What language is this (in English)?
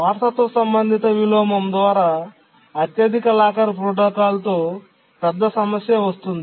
Telugu